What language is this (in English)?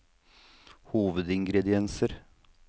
Norwegian